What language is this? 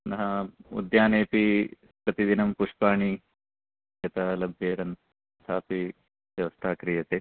Sanskrit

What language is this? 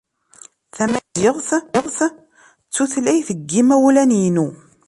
Kabyle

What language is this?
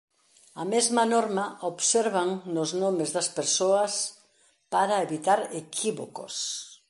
Galician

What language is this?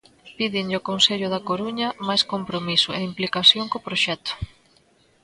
Galician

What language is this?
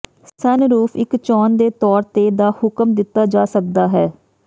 Punjabi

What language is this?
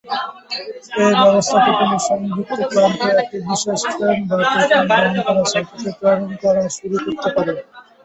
Bangla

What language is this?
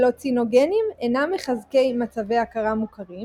Hebrew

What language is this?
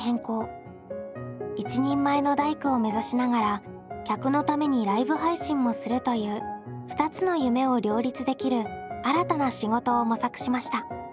Japanese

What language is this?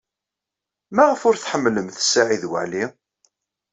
Kabyle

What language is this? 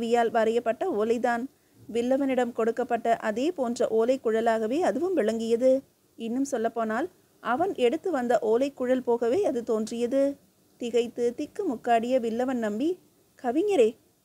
Tamil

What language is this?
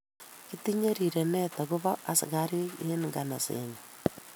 Kalenjin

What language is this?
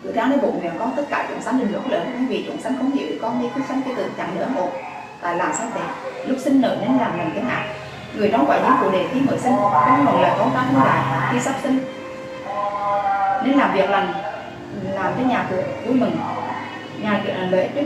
Vietnamese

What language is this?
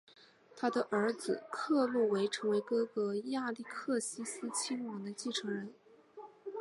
Chinese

